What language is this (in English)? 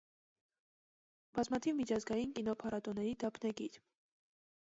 Armenian